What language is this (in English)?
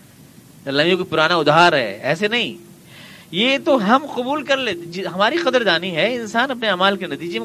Urdu